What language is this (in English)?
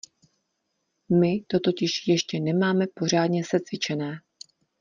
Czech